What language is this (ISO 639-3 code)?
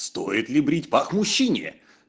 rus